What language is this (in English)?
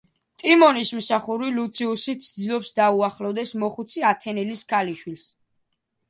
Georgian